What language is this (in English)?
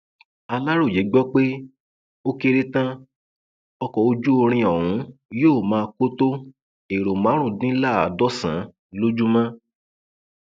Yoruba